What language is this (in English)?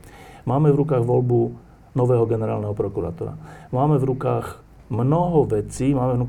Slovak